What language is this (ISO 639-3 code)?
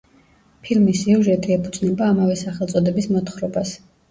kat